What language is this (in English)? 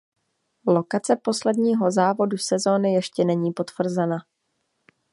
Czech